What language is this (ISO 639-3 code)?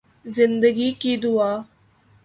urd